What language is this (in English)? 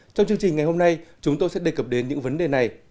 Vietnamese